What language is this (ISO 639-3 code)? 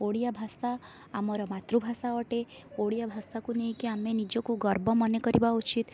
ori